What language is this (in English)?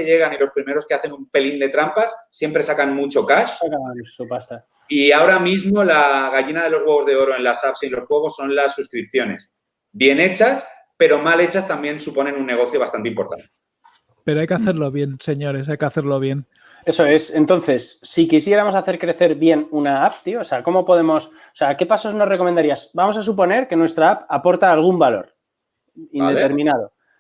Spanish